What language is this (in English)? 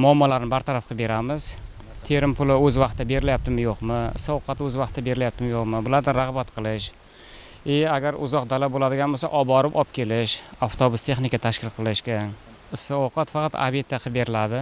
Turkish